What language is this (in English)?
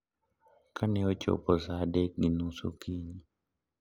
Luo (Kenya and Tanzania)